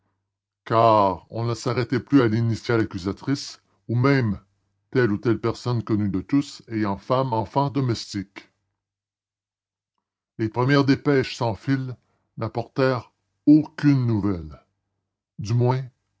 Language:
French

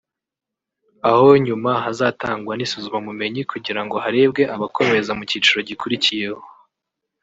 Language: Kinyarwanda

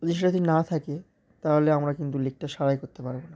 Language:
Bangla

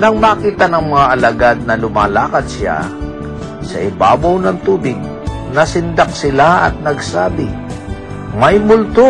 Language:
Filipino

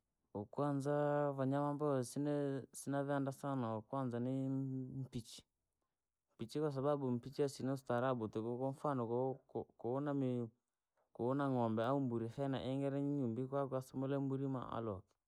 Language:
Langi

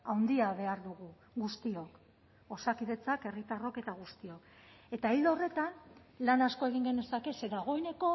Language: Basque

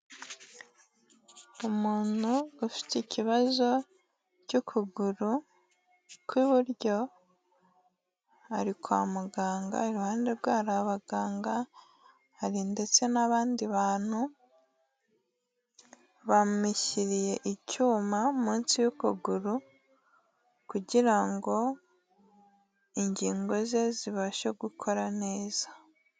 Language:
Kinyarwanda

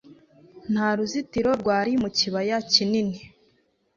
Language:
Kinyarwanda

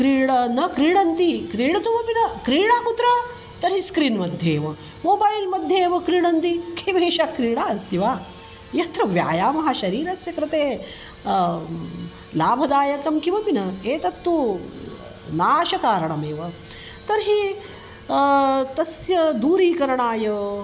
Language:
Sanskrit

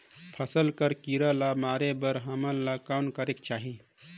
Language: Chhattisgarhi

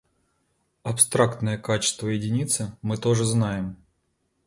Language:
Russian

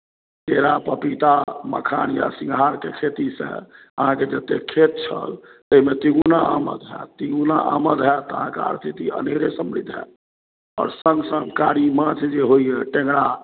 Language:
Maithili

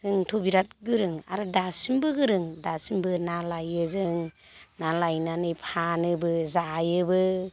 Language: Bodo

